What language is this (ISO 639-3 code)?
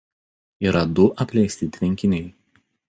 lit